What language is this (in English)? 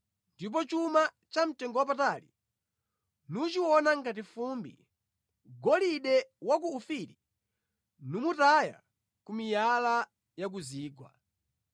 Nyanja